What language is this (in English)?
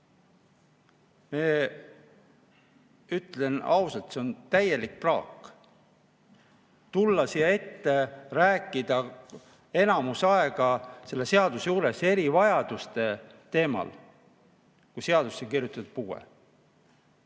Estonian